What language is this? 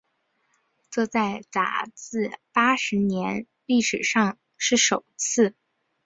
Chinese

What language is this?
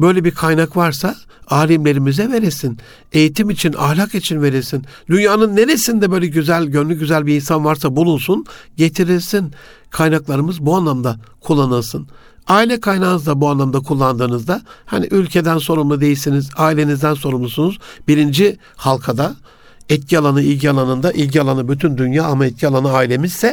Turkish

